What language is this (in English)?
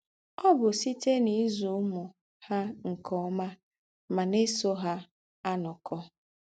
Igbo